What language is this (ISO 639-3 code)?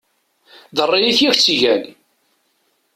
kab